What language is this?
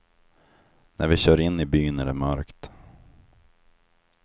Swedish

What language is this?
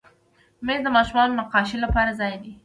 Pashto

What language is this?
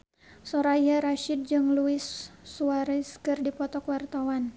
Sundanese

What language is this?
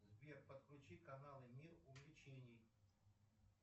Russian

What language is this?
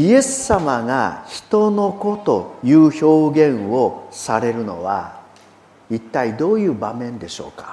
Japanese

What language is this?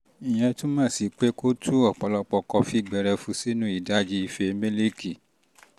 Yoruba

